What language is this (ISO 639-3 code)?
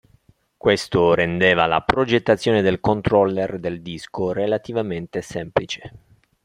ita